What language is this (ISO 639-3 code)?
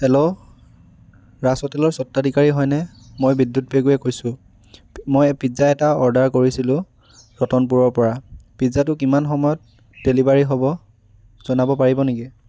asm